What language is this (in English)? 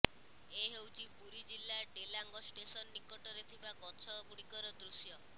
Odia